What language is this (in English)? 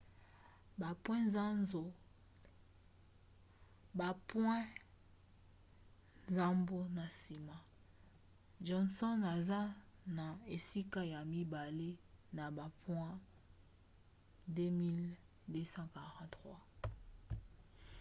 Lingala